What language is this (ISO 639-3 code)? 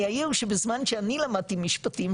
heb